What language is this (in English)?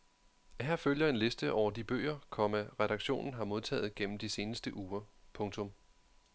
Danish